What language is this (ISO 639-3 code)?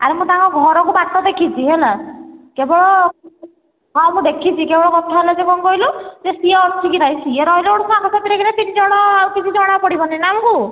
ori